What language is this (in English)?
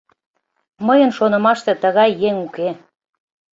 Mari